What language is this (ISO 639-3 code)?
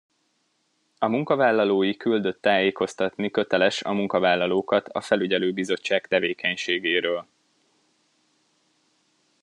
hun